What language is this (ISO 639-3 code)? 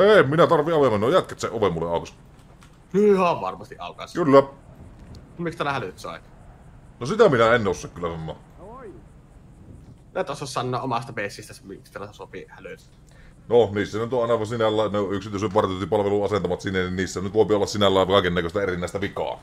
fin